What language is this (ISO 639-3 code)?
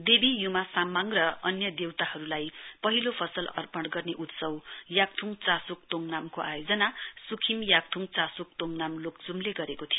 nep